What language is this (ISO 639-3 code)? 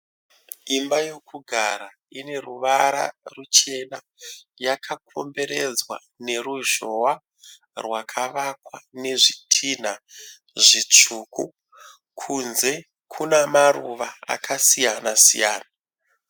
sna